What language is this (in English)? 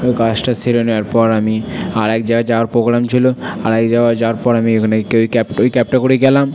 Bangla